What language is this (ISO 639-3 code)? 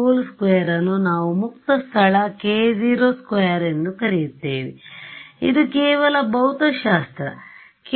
kan